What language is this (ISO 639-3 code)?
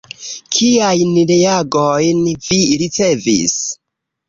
epo